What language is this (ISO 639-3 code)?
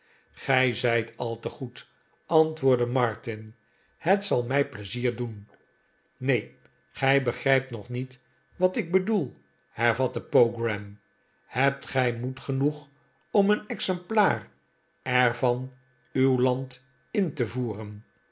nld